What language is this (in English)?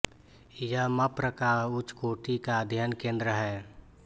Hindi